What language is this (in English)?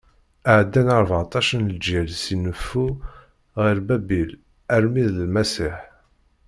Kabyle